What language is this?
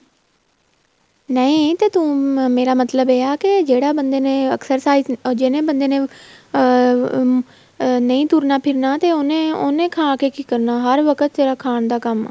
Punjabi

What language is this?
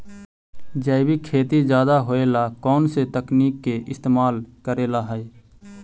Magahi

